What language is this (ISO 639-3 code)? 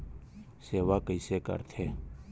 hne